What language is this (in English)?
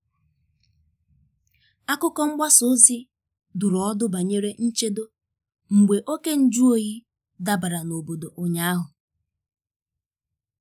Igbo